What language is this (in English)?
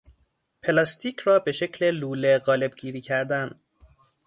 Persian